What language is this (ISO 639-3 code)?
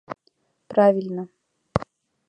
chm